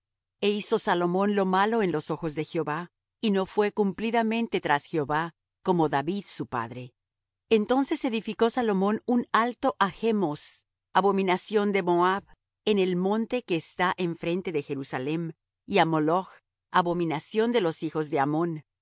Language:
Spanish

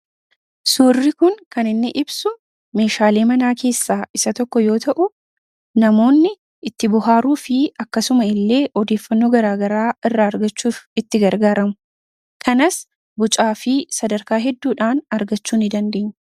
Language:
Oromo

